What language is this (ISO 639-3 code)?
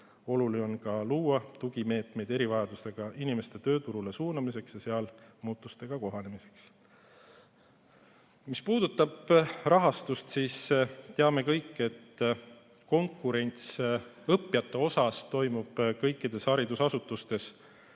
est